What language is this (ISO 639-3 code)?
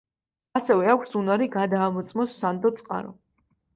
kat